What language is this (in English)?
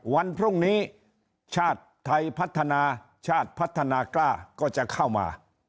Thai